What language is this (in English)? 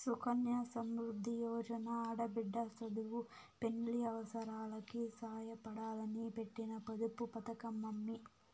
Telugu